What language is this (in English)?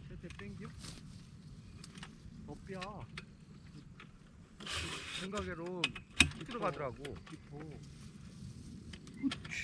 Korean